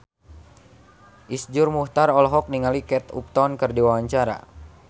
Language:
Sundanese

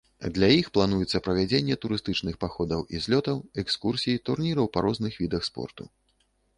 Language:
Belarusian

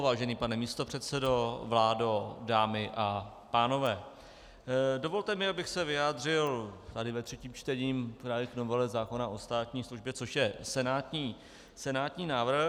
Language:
Czech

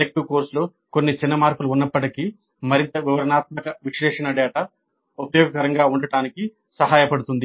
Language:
Telugu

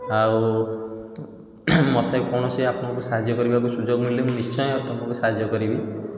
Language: Odia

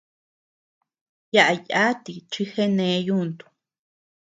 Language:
Tepeuxila Cuicatec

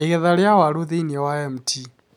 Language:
Kikuyu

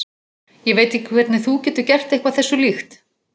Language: Icelandic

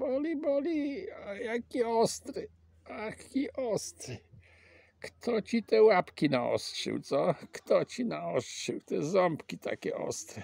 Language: Polish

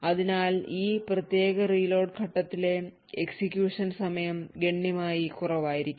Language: Malayalam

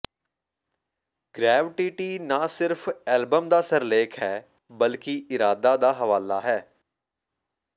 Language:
Punjabi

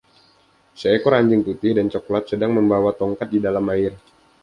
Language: Indonesian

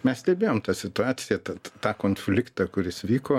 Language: Lithuanian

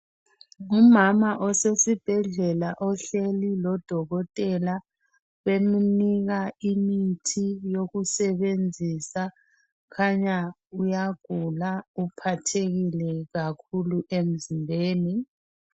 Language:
North Ndebele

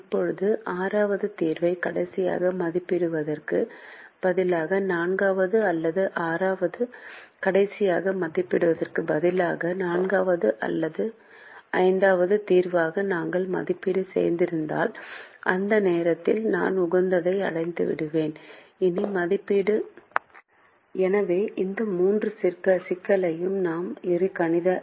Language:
Tamil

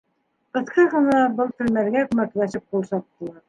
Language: Bashkir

